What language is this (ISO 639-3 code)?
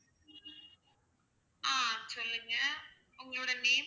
tam